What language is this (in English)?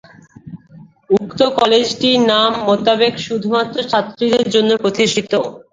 Bangla